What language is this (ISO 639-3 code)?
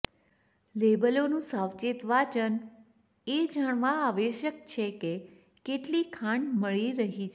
guj